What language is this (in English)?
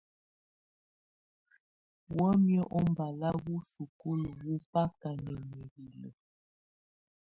Tunen